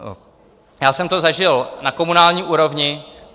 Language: Czech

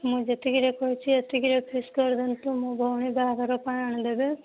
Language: Odia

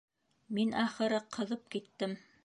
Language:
Bashkir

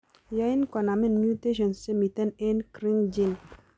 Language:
Kalenjin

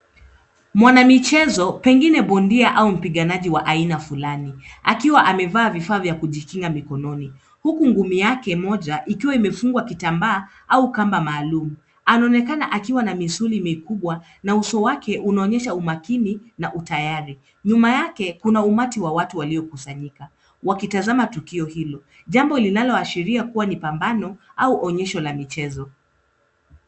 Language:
Swahili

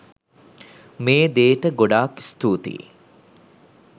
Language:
Sinhala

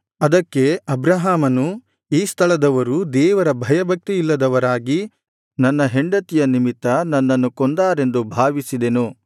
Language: Kannada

